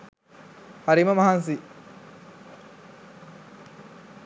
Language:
Sinhala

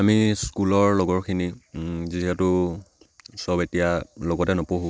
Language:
Assamese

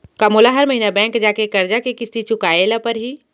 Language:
Chhattisgarhi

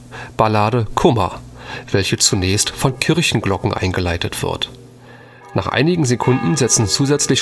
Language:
German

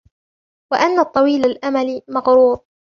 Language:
Arabic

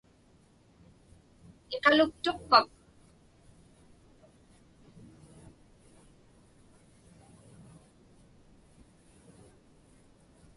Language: Inupiaq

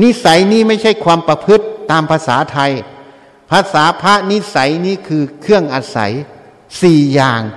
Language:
Thai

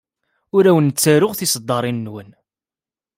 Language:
Kabyle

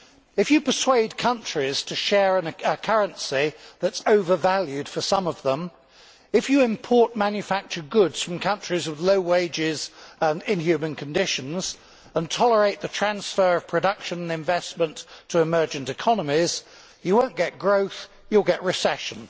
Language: English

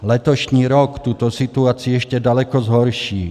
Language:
Czech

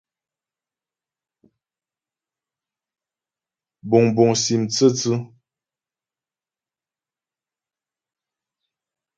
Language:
Ghomala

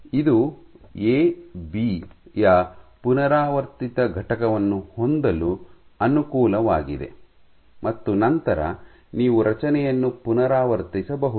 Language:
Kannada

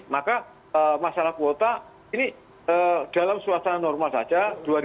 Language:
Indonesian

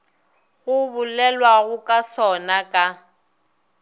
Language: Northern Sotho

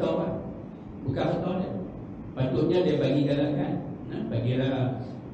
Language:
Malay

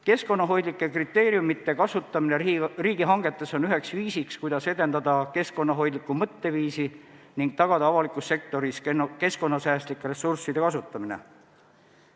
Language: Estonian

